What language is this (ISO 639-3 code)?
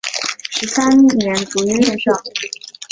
zho